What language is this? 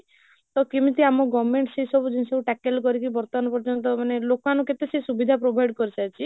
Odia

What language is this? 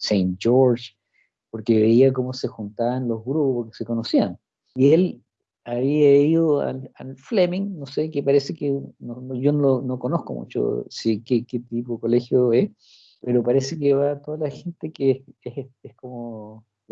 Spanish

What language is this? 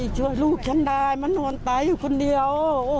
Thai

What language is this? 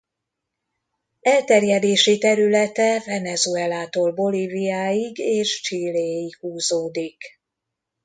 Hungarian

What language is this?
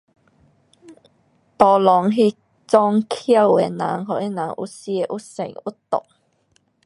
Pu-Xian Chinese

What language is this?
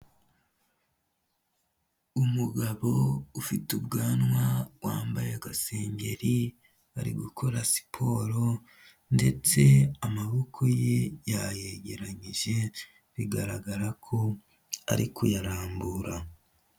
Kinyarwanda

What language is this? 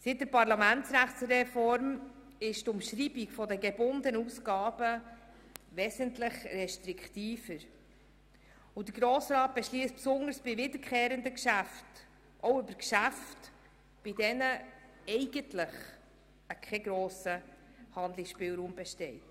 Swiss German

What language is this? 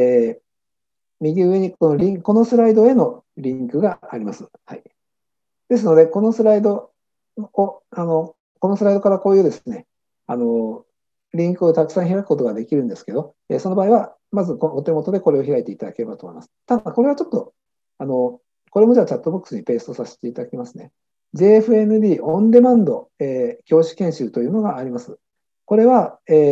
Japanese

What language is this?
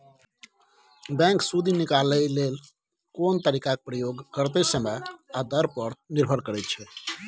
Maithili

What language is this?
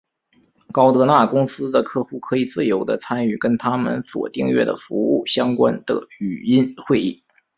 Chinese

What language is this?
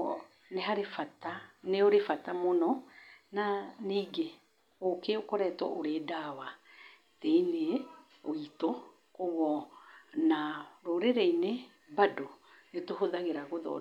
Kikuyu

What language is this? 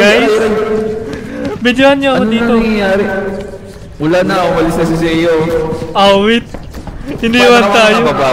Filipino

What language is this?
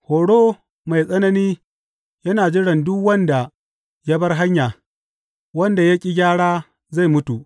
Hausa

